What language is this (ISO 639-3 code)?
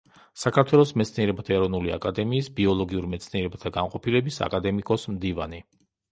kat